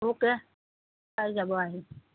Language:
Assamese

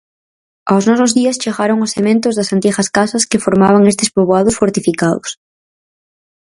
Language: Galician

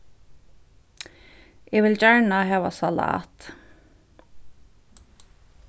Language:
Faroese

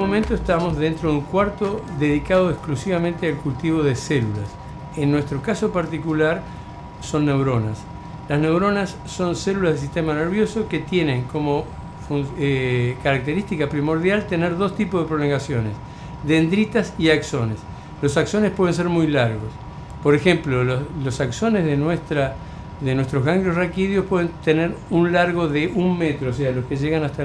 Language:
Spanish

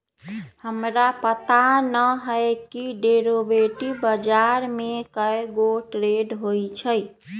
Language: Magahi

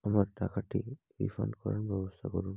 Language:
Bangla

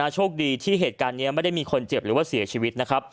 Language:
Thai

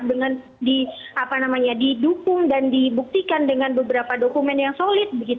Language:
Indonesian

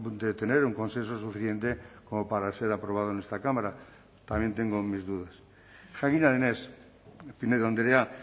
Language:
Spanish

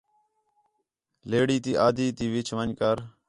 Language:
Khetrani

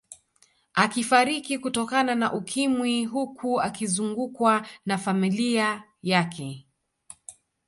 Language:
Swahili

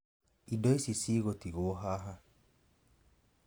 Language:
Kikuyu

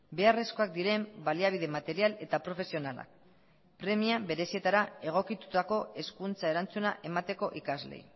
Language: Basque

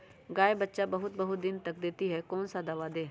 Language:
Magahi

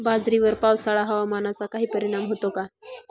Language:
Marathi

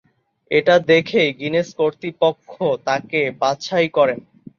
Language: Bangla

